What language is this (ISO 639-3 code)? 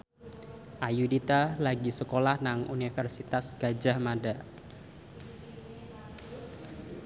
jav